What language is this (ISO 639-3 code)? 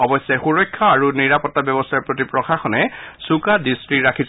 asm